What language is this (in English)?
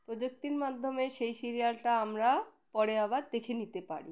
Bangla